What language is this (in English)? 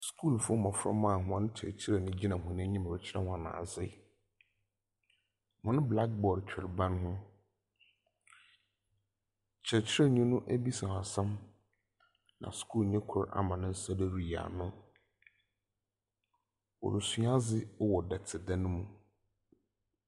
Akan